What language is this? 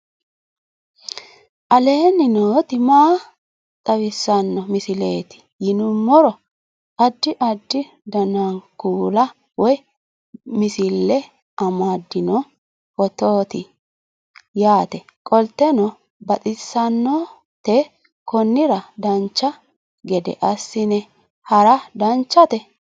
Sidamo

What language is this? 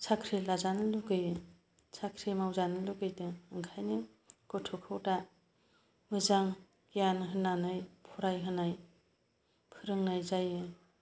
Bodo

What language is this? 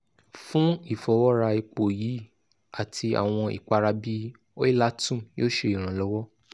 Yoruba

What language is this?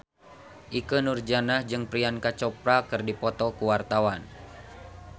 Sundanese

